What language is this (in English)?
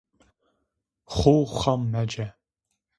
Zaza